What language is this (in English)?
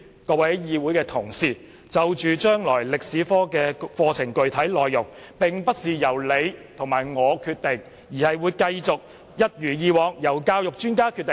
Cantonese